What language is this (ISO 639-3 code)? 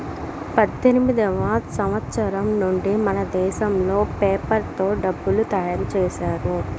tel